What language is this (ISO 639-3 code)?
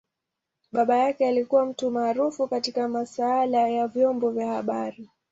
swa